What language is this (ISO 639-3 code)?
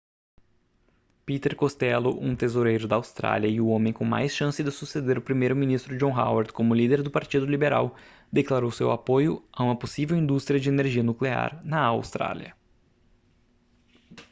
por